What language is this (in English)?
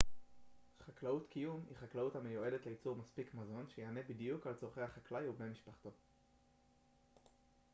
Hebrew